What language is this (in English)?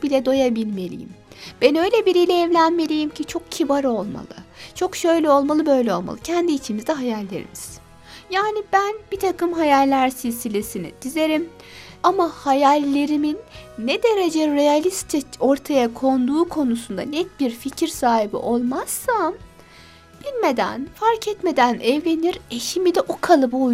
Turkish